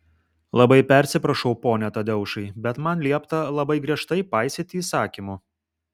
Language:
Lithuanian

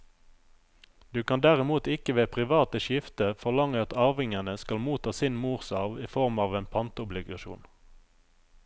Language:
Norwegian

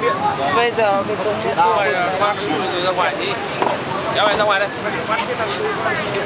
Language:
Vietnamese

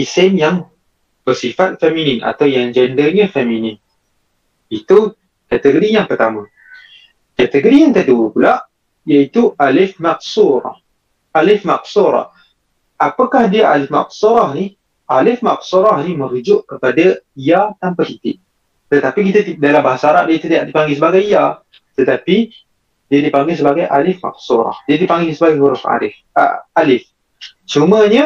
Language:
Malay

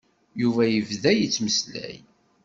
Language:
Kabyle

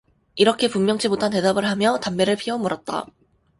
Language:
Korean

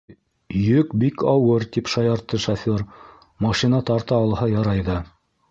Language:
Bashkir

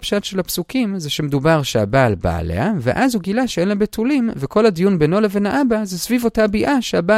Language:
Hebrew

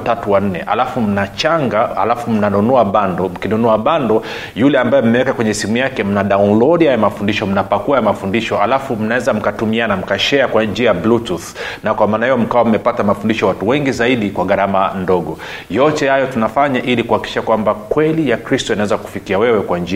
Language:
Swahili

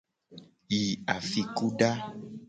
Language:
Gen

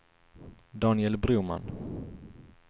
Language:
Swedish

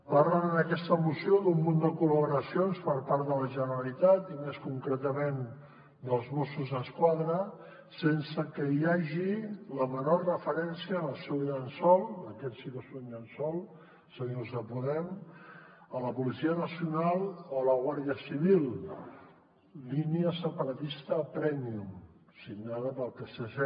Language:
Catalan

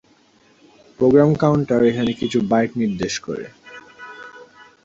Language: Bangla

